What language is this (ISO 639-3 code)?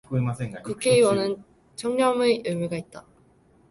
kor